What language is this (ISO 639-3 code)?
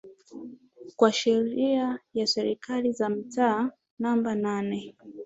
swa